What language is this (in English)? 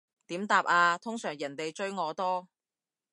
Cantonese